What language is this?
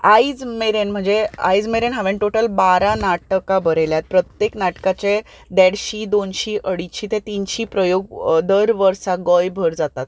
Konkani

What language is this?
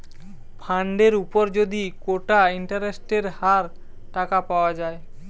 Bangla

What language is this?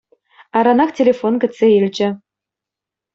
Chuvash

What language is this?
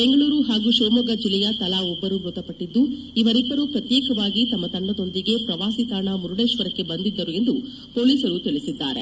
Kannada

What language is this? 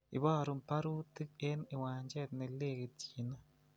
Kalenjin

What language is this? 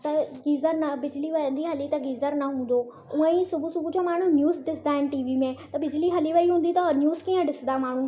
Sindhi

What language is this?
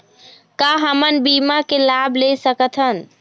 Chhattisgarhi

